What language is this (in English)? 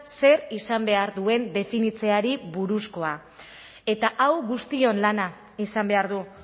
Basque